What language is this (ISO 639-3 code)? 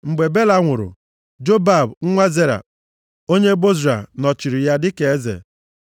ibo